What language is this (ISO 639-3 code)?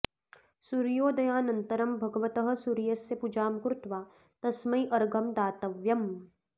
san